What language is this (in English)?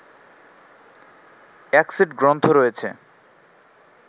Bangla